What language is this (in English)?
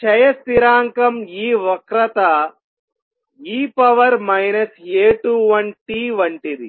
Telugu